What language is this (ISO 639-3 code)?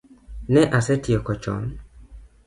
luo